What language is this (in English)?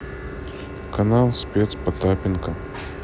Russian